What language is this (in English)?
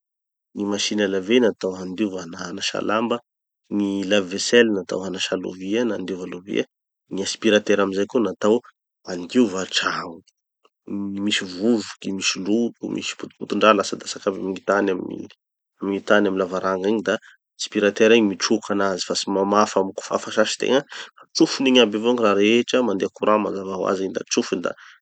Tanosy Malagasy